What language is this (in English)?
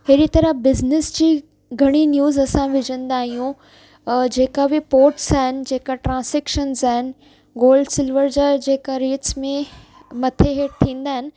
Sindhi